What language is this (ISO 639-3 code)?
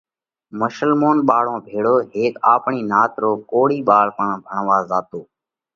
kvx